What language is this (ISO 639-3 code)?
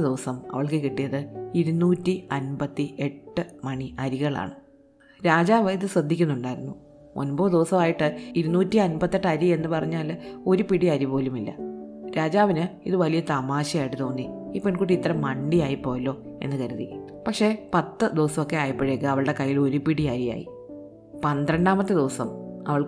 mal